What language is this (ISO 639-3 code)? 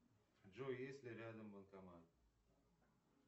rus